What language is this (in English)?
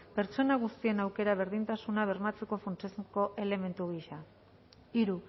Basque